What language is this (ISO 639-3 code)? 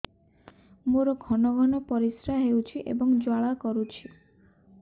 ori